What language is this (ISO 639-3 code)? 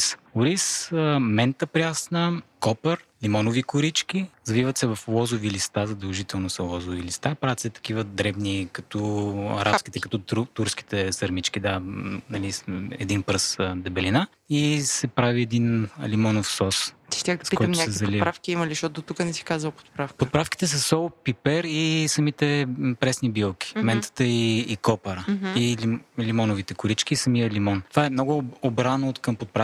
bul